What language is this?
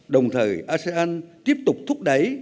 Vietnamese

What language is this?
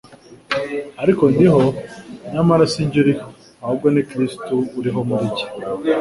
Kinyarwanda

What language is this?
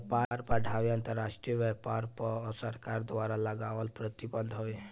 Bhojpuri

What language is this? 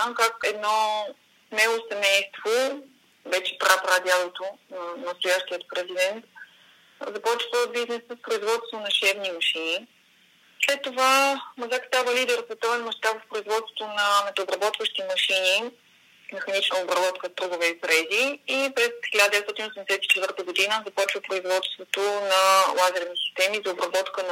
Bulgarian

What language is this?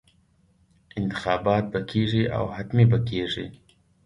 Pashto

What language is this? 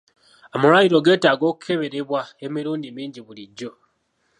Ganda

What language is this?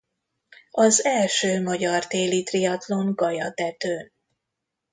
Hungarian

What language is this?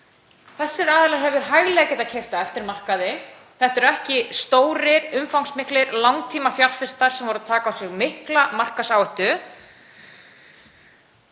Icelandic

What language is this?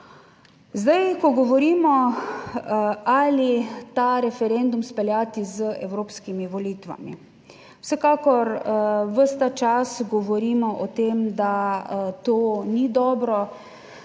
Slovenian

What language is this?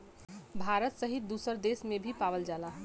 Bhojpuri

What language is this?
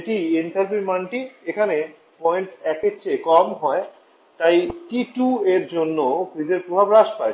Bangla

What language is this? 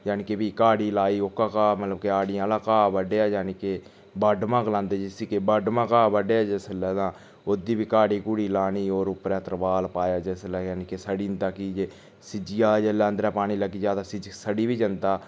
Dogri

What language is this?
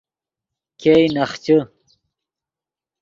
Yidgha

